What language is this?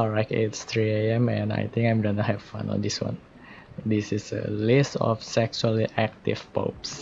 Indonesian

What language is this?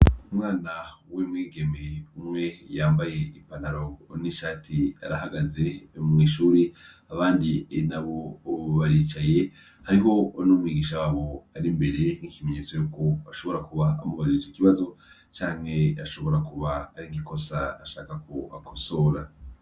Rundi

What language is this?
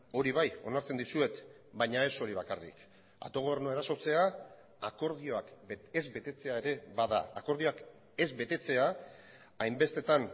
Basque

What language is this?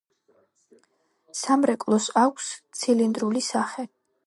Georgian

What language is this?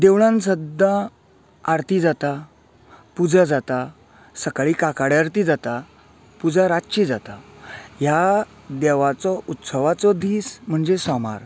Konkani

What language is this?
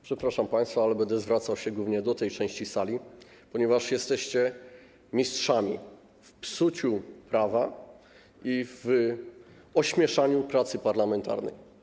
Polish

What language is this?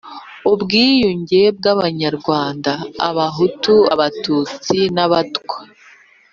Kinyarwanda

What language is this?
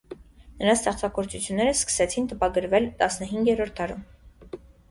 Armenian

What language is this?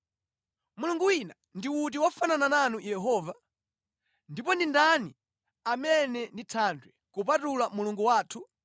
Nyanja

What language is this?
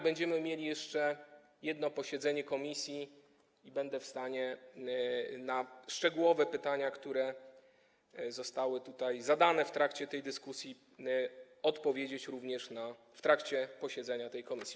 Polish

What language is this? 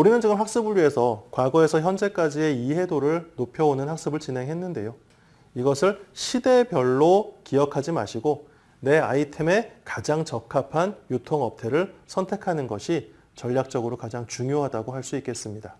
Korean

